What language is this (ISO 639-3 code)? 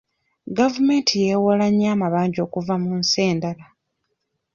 lug